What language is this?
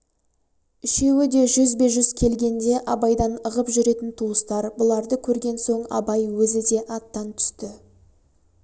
Kazakh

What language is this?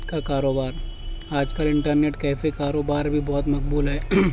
Urdu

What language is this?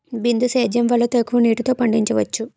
Telugu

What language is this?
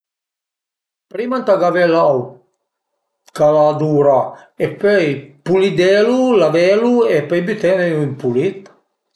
Piedmontese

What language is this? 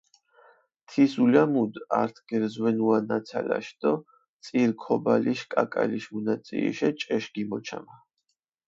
Mingrelian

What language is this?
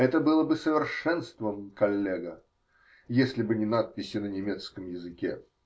Russian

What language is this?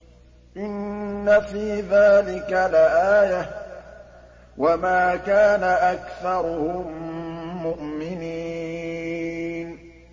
Arabic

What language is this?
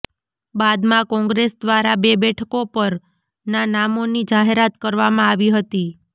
Gujarati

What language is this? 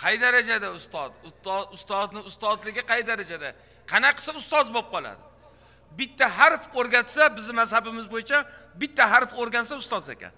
Turkish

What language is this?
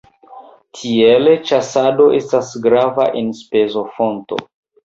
Esperanto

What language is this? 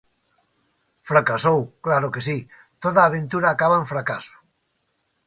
Galician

